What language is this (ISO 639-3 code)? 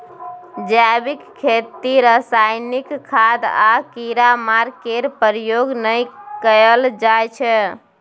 mai